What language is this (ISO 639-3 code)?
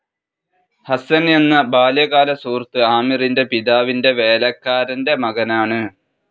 mal